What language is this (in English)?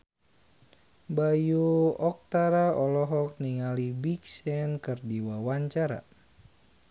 Sundanese